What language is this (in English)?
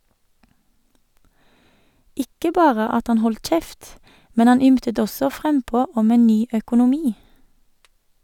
Norwegian